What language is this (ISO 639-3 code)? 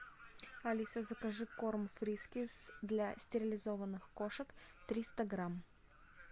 rus